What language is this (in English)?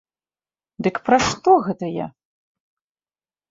Belarusian